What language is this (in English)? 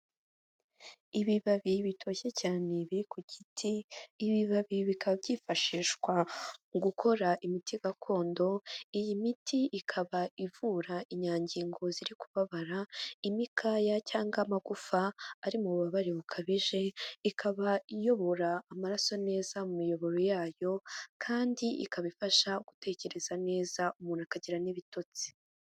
Kinyarwanda